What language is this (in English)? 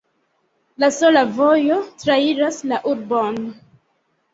Esperanto